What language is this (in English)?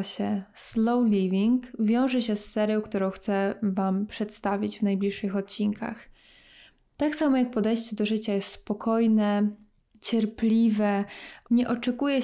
Polish